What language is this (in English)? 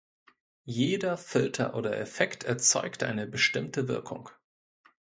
German